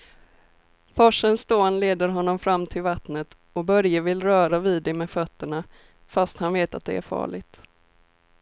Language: Swedish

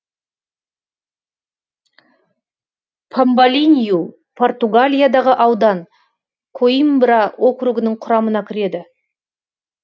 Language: Kazakh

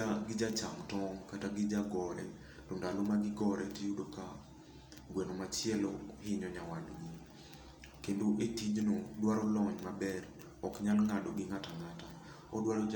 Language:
Luo (Kenya and Tanzania)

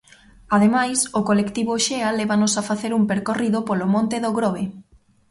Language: Galician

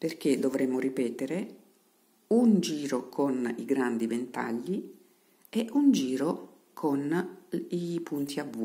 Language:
Italian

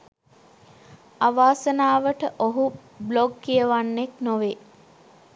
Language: Sinhala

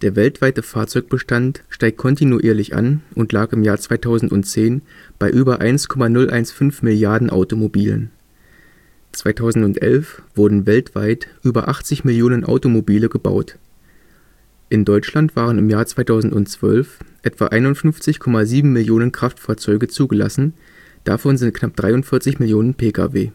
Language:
German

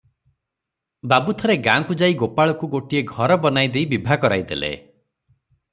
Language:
Odia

